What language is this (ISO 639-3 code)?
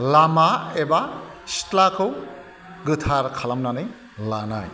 brx